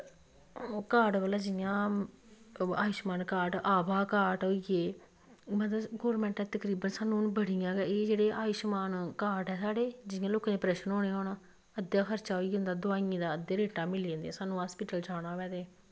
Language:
Dogri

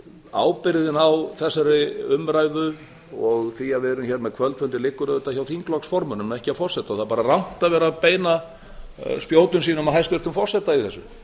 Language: Icelandic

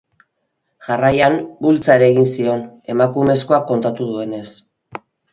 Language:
Basque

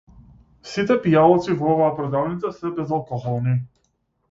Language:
Macedonian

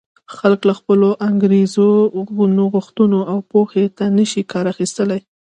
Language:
Pashto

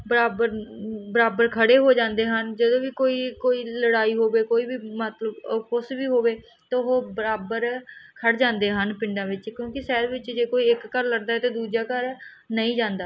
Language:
Punjabi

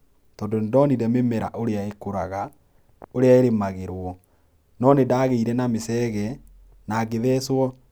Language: Kikuyu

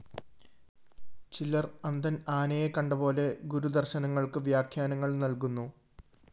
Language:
Malayalam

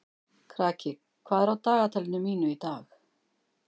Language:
Icelandic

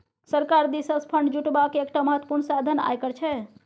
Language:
Maithili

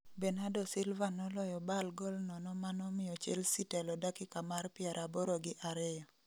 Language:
Luo (Kenya and Tanzania)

